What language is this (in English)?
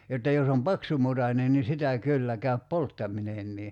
Finnish